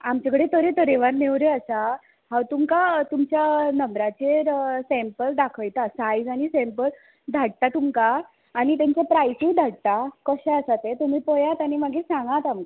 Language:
Konkani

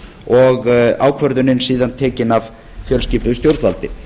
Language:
Icelandic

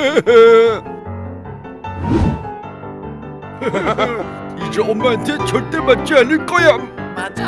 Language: Korean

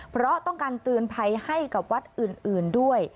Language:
Thai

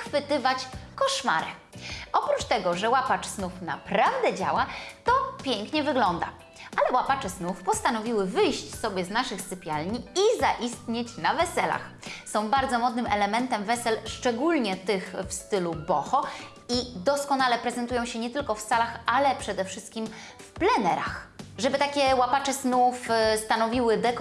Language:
Polish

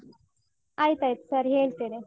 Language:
Kannada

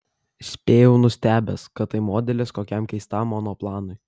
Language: Lithuanian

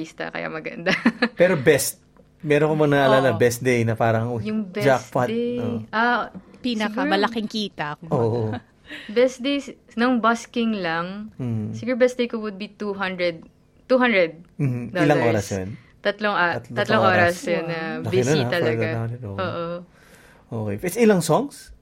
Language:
Filipino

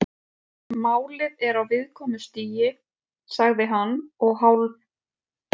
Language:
Icelandic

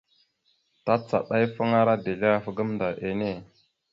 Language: Mada (Cameroon)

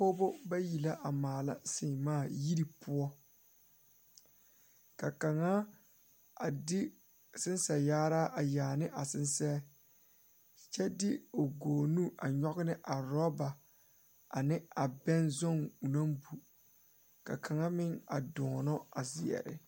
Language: Southern Dagaare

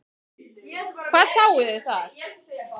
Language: Icelandic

